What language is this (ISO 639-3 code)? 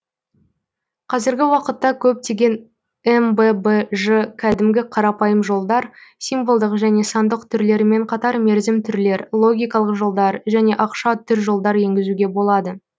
kaz